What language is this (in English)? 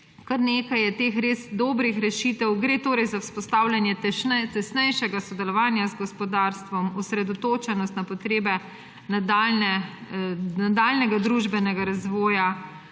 Slovenian